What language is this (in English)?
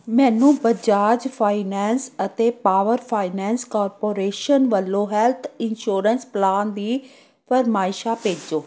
Punjabi